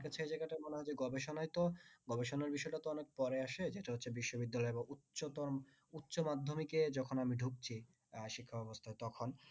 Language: Bangla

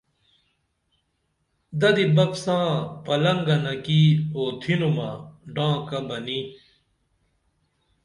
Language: Dameli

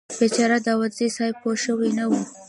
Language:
Pashto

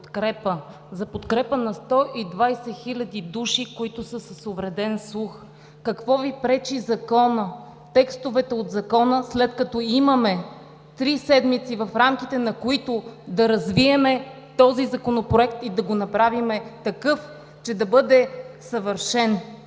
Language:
Bulgarian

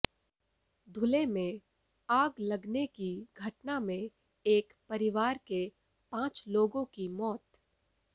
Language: Hindi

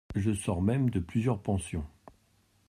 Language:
French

